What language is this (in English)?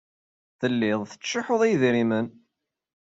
Kabyle